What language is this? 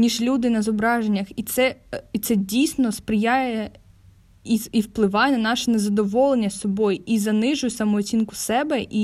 Ukrainian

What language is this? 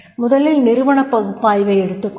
Tamil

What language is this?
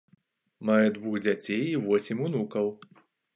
Belarusian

